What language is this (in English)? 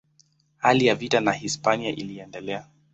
Swahili